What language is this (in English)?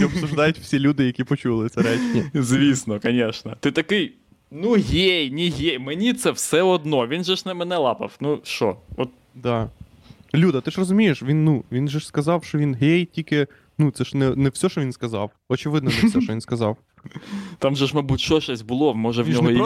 Ukrainian